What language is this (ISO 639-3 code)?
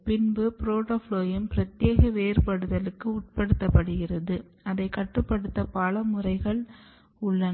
tam